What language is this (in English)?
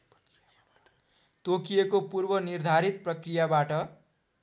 Nepali